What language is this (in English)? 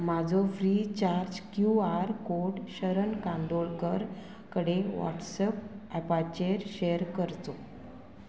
Konkani